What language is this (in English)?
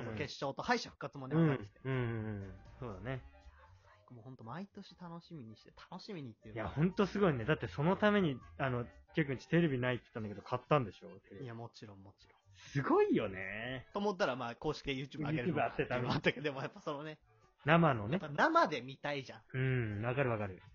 Japanese